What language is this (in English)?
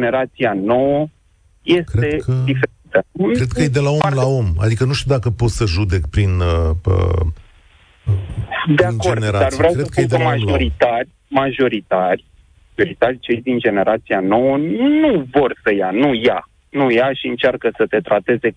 Romanian